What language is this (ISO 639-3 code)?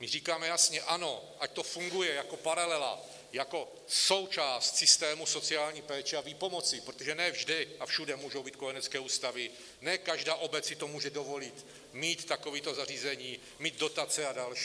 ces